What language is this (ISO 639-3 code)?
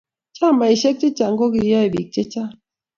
kln